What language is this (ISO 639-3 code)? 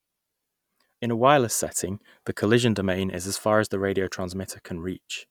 eng